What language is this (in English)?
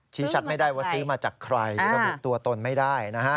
Thai